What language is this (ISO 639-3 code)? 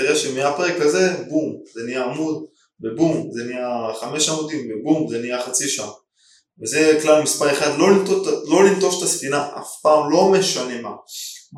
heb